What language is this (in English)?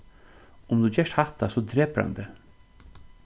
Faroese